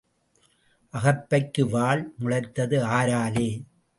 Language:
Tamil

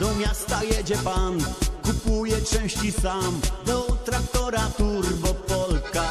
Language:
Polish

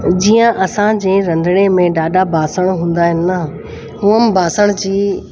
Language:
Sindhi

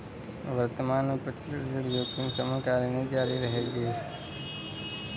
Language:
Hindi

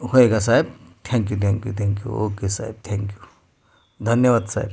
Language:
Marathi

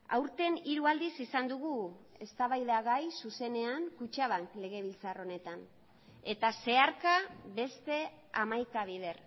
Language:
Basque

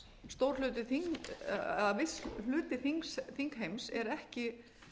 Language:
Icelandic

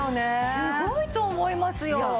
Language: Japanese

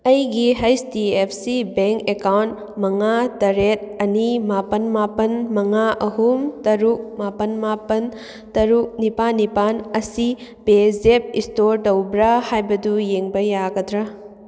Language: Manipuri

